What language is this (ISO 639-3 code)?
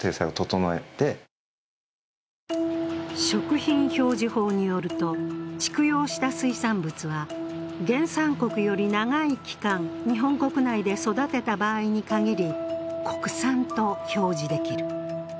jpn